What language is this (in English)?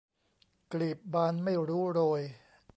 Thai